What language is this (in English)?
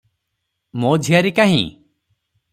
Odia